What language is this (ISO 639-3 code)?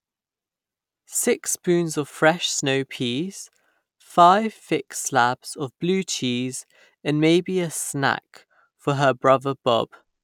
eng